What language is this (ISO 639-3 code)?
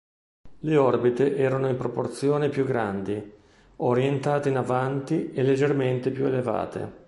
ita